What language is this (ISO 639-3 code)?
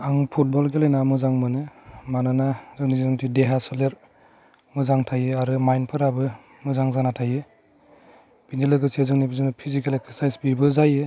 brx